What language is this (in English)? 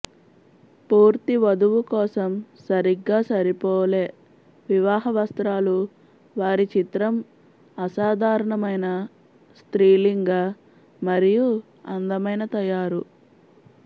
Telugu